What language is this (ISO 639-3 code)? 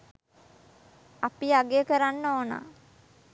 sin